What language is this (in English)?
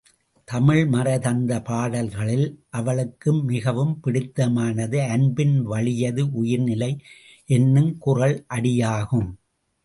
Tamil